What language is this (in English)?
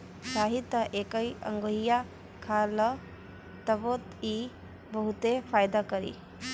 Bhojpuri